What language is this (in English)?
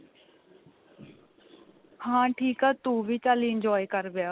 Punjabi